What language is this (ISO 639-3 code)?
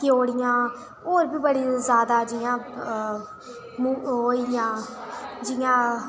doi